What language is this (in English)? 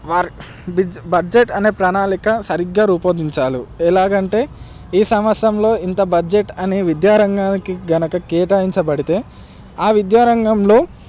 Telugu